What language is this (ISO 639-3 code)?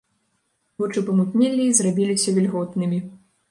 bel